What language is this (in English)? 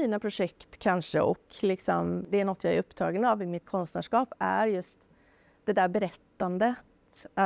Swedish